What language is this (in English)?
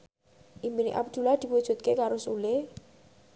Javanese